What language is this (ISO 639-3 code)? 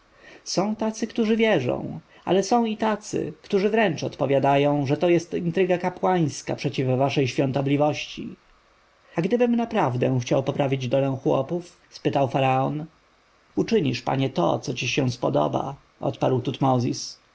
pol